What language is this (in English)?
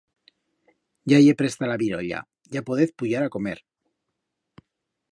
Aragonese